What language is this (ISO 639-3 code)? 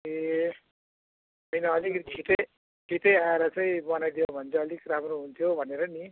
nep